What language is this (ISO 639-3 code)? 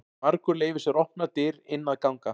isl